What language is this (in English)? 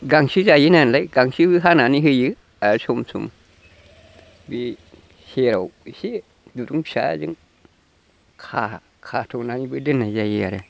Bodo